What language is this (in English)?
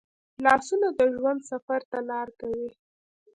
Pashto